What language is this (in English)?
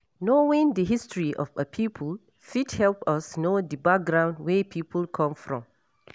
Nigerian Pidgin